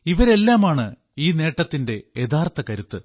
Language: Malayalam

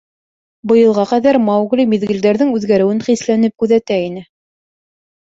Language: Bashkir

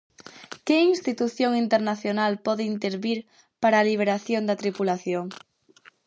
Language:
Galician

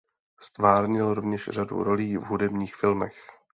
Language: Czech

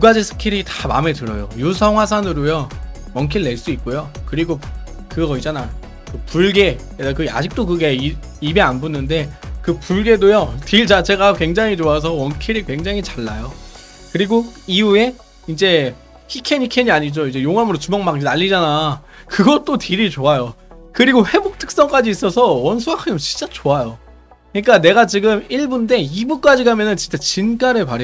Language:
Korean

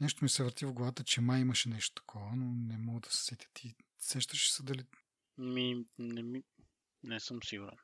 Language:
Bulgarian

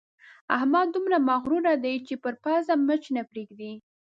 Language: Pashto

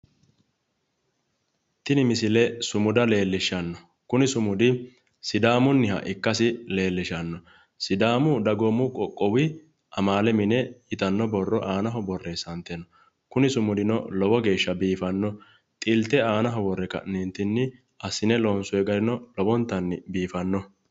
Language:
Sidamo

